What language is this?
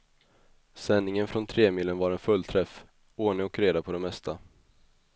Swedish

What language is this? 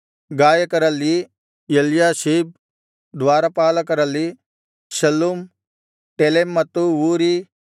Kannada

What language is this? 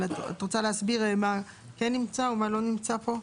Hebrew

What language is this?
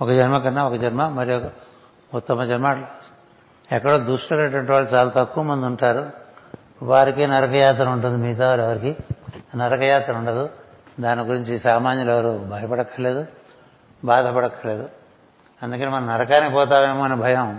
Telugu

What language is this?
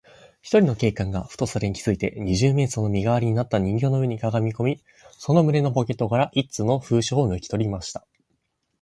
Japanese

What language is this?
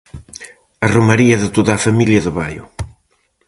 Galician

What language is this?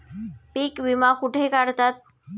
Marathi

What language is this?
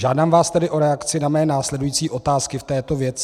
Czech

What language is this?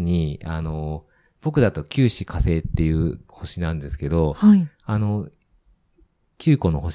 Japanese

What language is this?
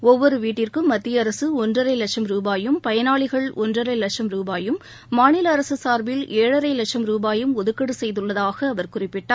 Tamil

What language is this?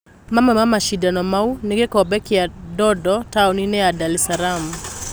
Kikuyu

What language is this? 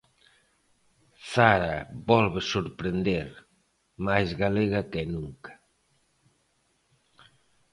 Galician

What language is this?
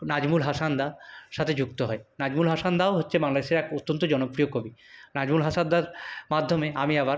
Bangla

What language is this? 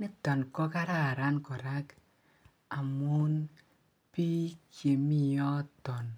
Kalenjin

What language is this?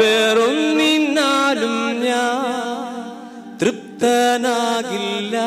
Malayalam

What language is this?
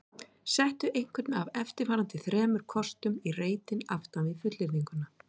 Icelandic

